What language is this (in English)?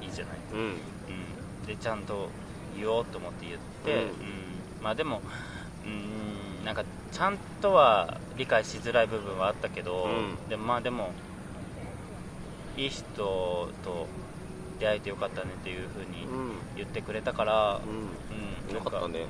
Japanese